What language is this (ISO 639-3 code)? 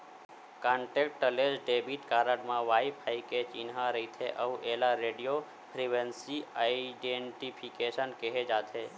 hne